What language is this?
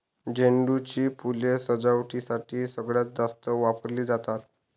Marathi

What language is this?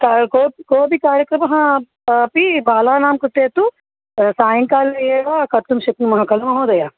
Sanskrit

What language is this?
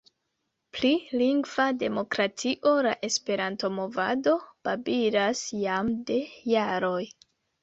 Esperanto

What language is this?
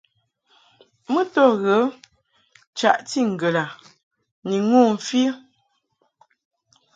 Mungaka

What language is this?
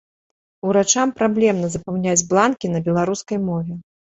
Belarusian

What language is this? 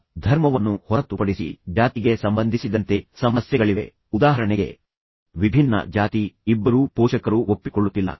Kannada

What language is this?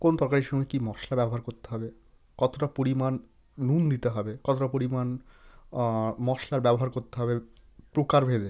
Bangla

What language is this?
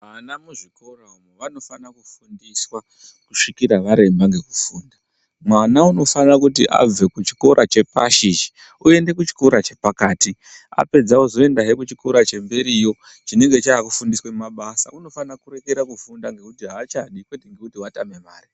Ndau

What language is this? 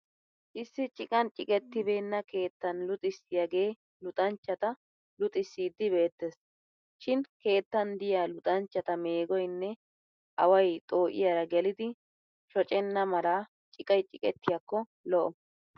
Wolaytta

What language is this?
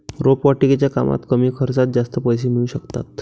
Marathi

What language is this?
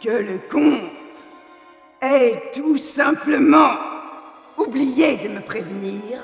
French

